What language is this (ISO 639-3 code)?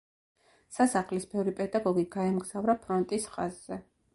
kat